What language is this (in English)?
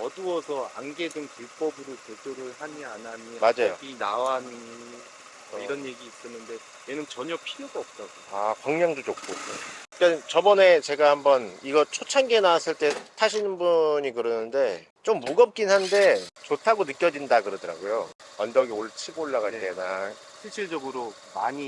Korean